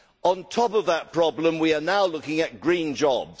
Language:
English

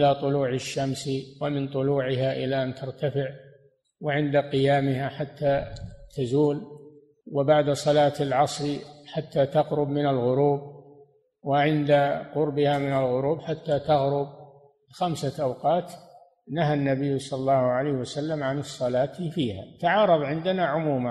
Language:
Arabic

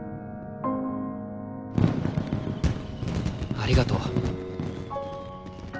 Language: Japanese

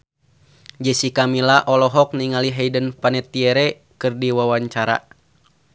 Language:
Sundanese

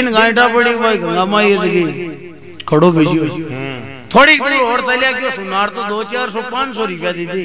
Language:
Hindi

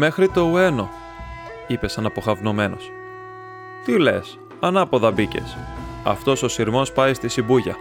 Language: Greek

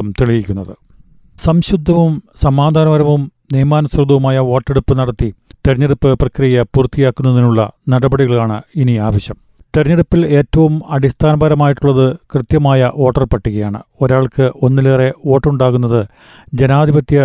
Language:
Malayalam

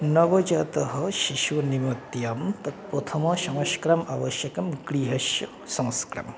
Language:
Sanskrit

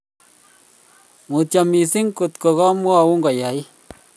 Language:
Kalenjin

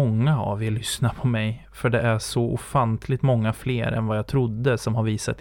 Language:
Swedish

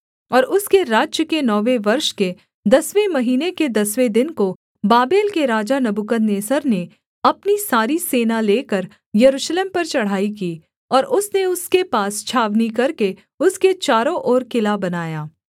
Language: Hindi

